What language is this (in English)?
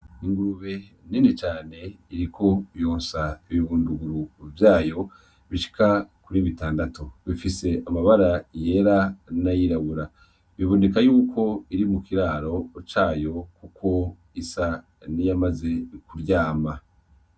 Rundi